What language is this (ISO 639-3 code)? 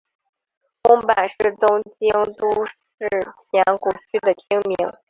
zho